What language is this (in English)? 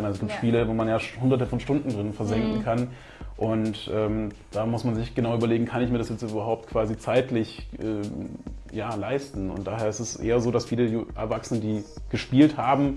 German